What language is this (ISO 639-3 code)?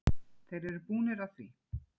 isl